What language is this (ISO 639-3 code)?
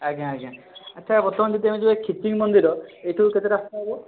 ori